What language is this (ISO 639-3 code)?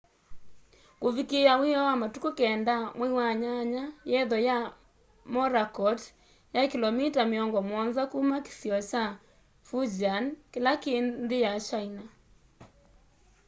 kam